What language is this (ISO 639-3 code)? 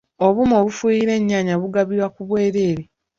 lug